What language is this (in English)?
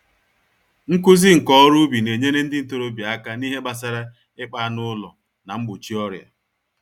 Igbo